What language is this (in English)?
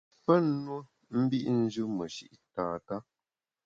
Bamun